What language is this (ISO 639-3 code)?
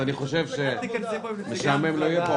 heb